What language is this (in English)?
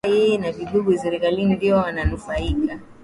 Swahili